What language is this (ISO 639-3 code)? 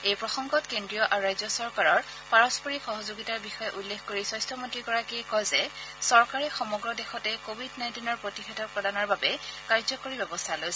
asm